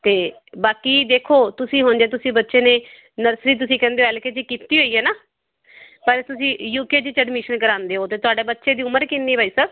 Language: Punjabi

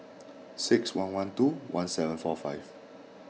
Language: English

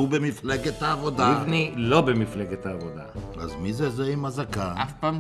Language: Hebrew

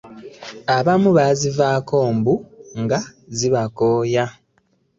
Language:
Ganda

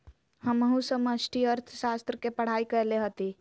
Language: Magahi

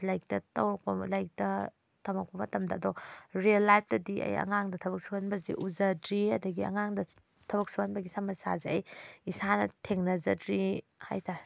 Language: Manipuri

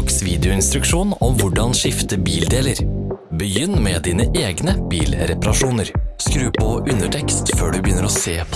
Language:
Norwegian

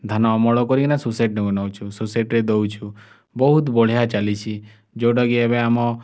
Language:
Odia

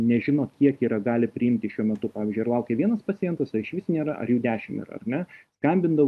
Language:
Lithuanian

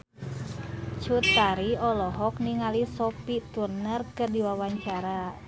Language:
Sundanese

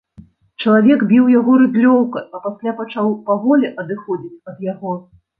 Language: Belarusian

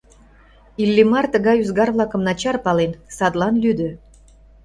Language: Mari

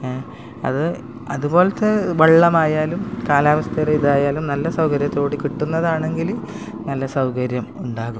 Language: Malayalam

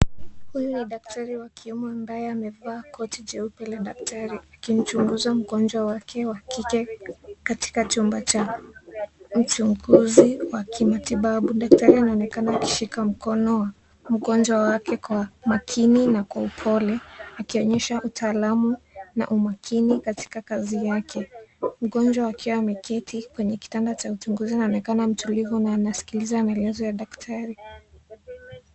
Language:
Swahili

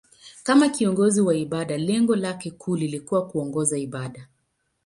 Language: Swahili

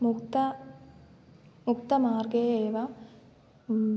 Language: Sanskrit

